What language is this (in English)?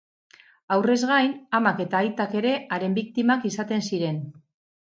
Basque